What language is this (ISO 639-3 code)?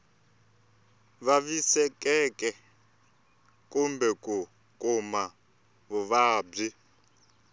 tso